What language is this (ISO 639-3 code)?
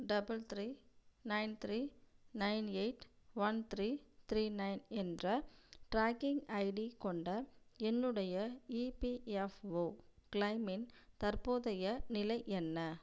tam